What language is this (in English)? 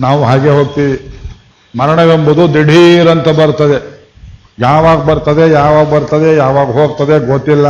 Kannada